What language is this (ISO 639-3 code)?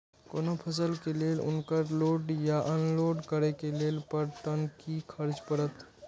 mai